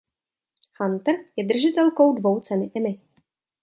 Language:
Czech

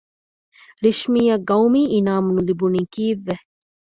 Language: Divehi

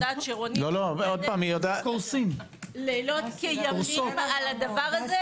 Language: Hebrew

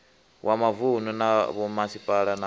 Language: Venda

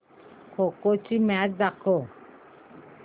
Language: Marathi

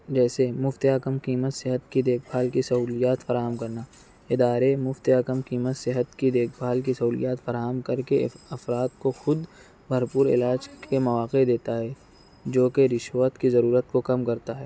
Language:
Urdu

